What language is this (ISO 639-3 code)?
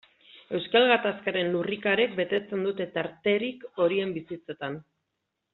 eus